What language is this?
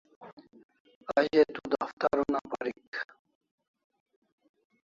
Kalasha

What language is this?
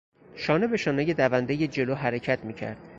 Persian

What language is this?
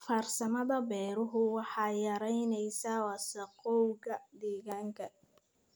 Somali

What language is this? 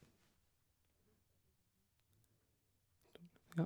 Norwegian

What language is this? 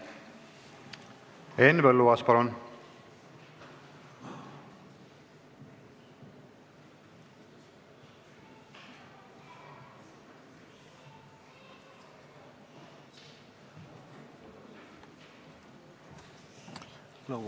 Estonian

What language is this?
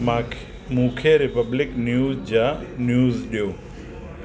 Sindhi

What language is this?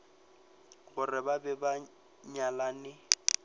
Northern Sotho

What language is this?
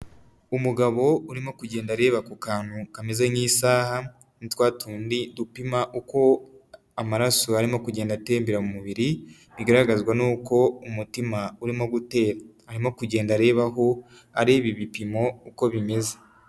Kinyarwanda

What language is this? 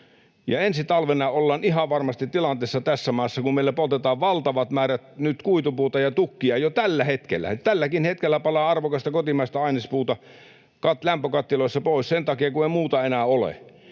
Finnish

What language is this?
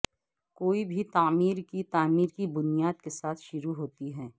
Urdu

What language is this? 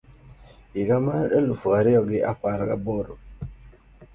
Luo (Kenya and Tanzania)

